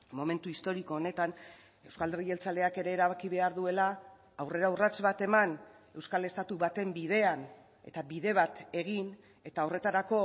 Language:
Basque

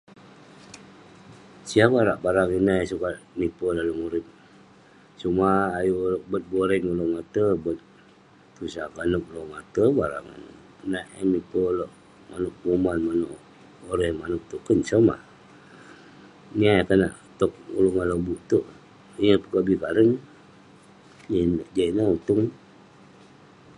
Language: Western Penan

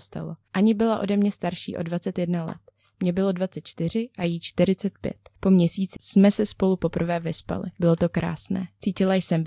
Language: Czech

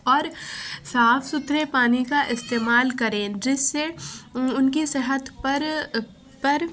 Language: Urdu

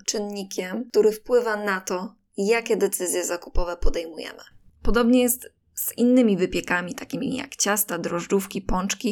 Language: Polish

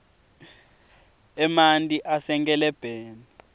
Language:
Swati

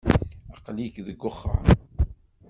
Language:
Kabyle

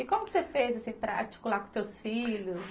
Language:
Portuguese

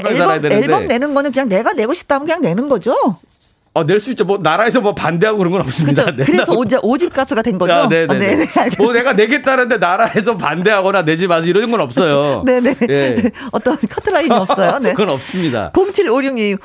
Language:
Korean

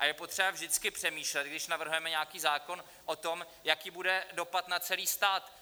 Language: Czech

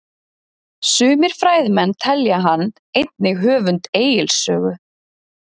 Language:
Icelandic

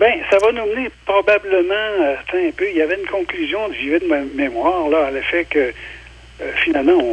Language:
French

